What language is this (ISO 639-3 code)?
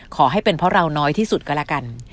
tha